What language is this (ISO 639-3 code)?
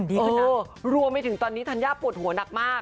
tha